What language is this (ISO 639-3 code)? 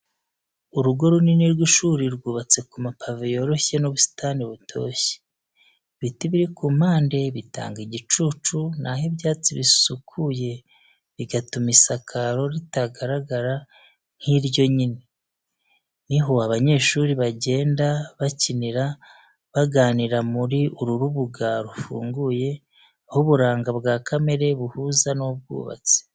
kin